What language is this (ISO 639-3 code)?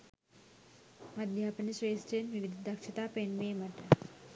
sin